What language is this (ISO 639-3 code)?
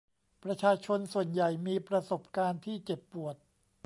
tha